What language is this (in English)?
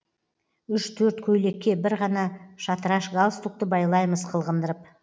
Kazakh